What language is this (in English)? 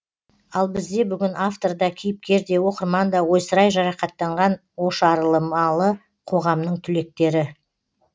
Kazakh